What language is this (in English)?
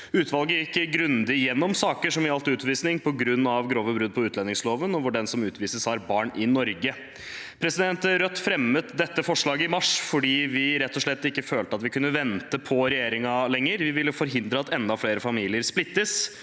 Norwegian